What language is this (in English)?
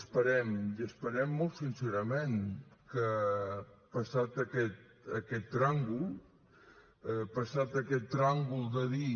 Catalan